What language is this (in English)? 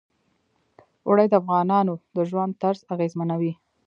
Pashto